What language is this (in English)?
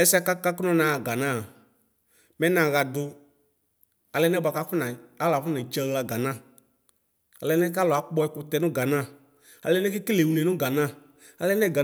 Ikposo